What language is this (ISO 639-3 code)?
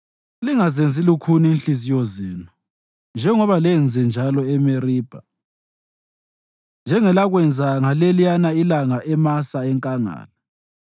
nde